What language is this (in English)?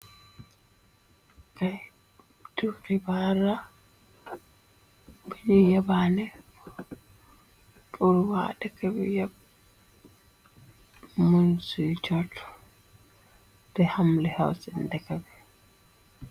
Wolof